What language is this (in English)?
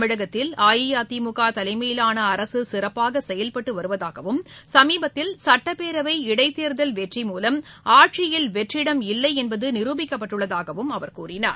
Tamil